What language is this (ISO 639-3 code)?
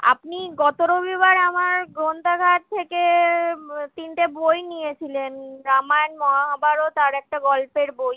ben